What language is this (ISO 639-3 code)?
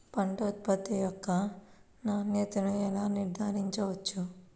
tel